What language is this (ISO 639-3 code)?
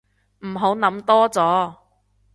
yue